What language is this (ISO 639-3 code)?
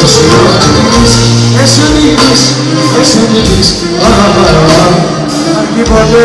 ell